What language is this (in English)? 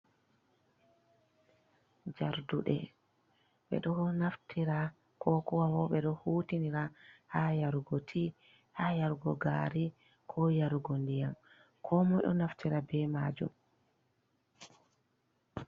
Fula